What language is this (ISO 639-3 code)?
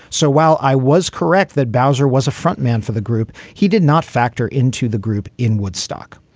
eng